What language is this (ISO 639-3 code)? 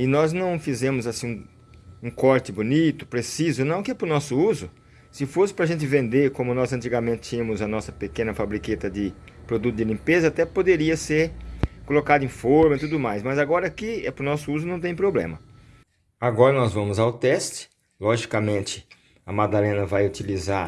por